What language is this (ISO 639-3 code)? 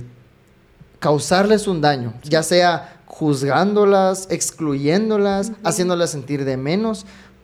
spa